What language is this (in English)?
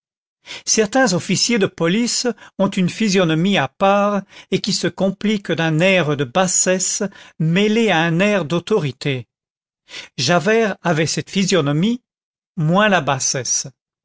French